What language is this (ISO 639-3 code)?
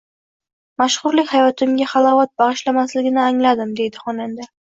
uzb